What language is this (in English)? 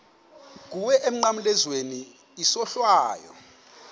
Xhosa